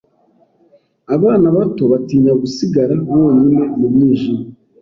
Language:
Kinyarwanda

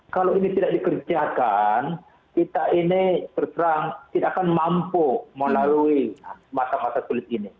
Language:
Indonesian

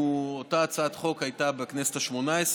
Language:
Hebrew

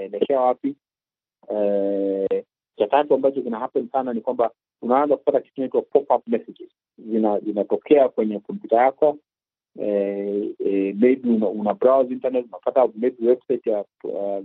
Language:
Swahili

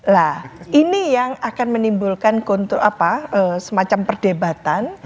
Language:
Indonesian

